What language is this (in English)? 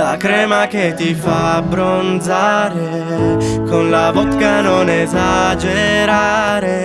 Italian